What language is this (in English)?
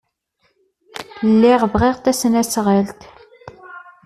Kabyle